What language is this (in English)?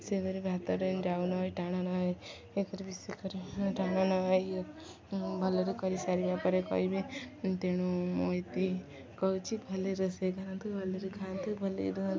Odia